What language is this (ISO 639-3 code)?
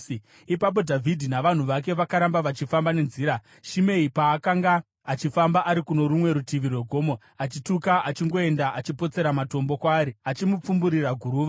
sna